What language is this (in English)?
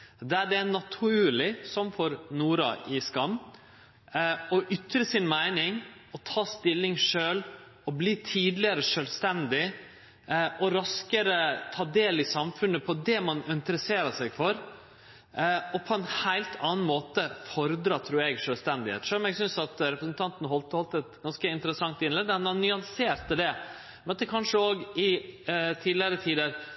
Norwegian Nynorsk